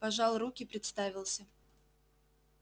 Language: Russian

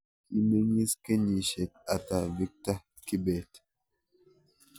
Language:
Kalenjin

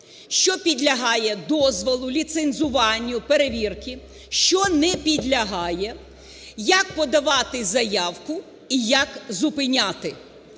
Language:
Ukrainian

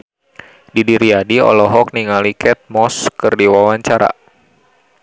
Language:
Sundanese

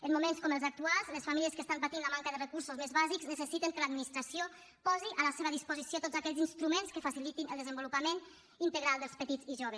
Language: Catalan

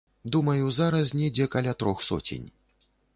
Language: Belarusian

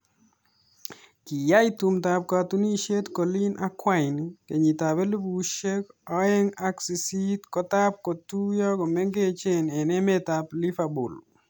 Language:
Kalenjin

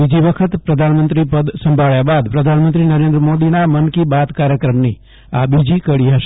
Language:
Gujarati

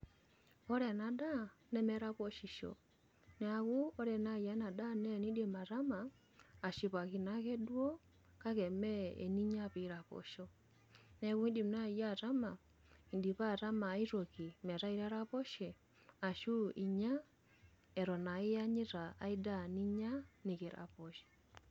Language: Masai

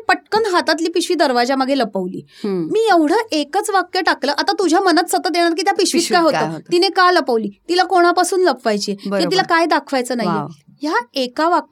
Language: Marathi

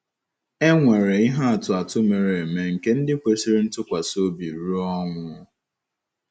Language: Igbo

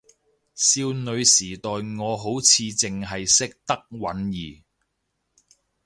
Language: Cantonese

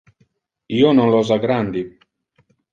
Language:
Interlingua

